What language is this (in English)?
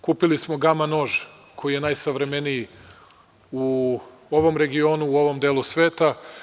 Serbian